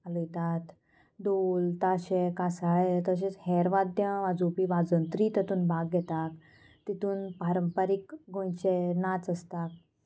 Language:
Konkani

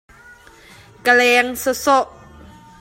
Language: Hakha Chin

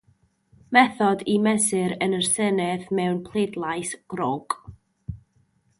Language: Welsh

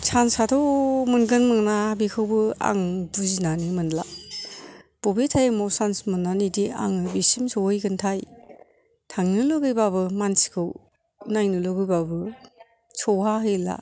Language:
Bodo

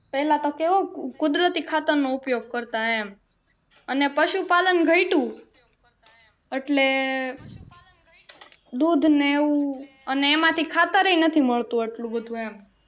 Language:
Gujarati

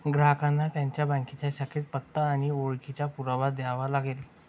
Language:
Marathi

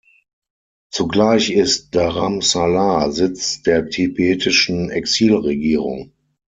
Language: German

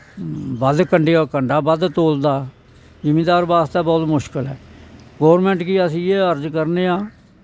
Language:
Dogri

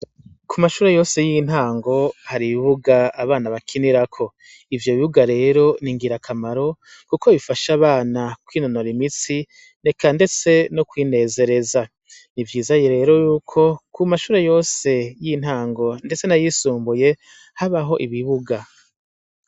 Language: Rundi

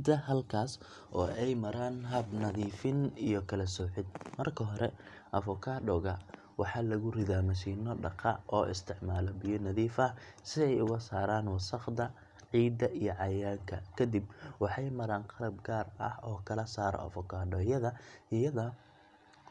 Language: Somali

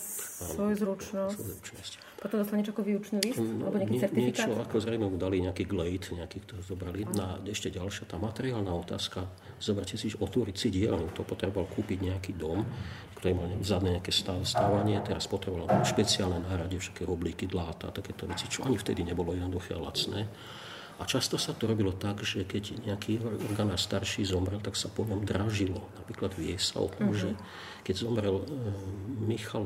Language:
Slovak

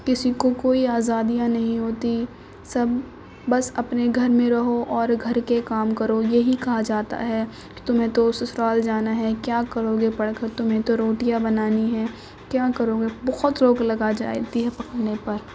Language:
Urdu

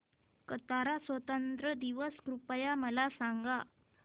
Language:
Marathi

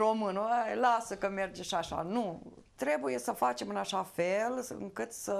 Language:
Romanian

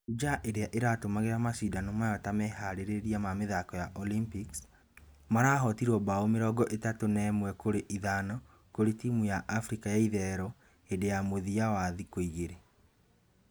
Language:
Kikuyu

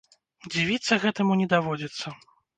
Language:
Belarusian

